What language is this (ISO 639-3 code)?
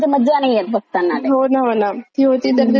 mar